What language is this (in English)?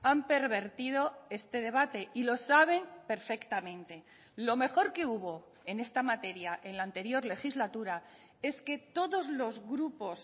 Spanish